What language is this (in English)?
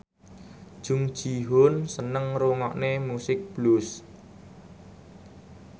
Javanese